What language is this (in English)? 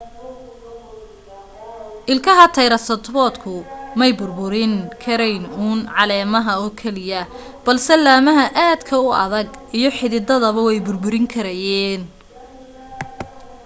Somali